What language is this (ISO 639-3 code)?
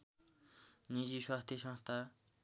nep